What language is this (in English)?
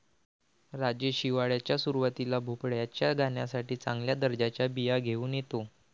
Marathi